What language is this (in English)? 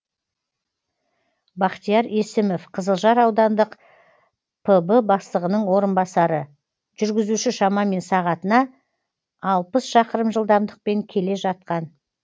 Kazakh